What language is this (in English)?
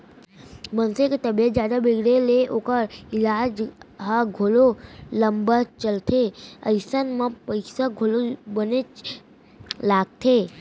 Chhattisgarhi